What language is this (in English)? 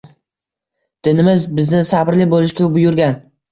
Uzbek